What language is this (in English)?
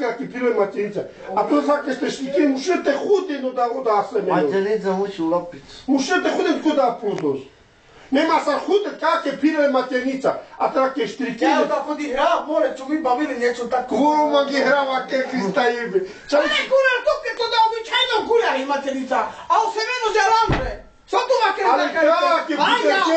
Romanian